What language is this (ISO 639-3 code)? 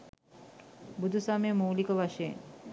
sin